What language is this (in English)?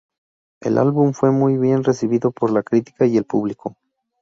Spanish